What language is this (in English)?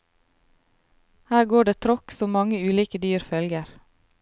Norwegian